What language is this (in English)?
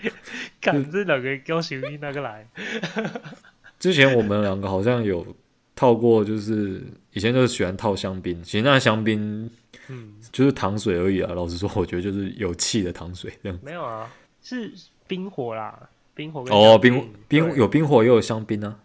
Chinese